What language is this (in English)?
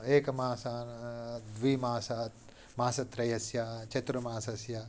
Sanskrit